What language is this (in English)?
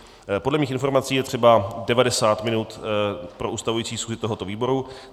Czech